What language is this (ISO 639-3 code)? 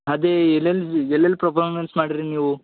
kan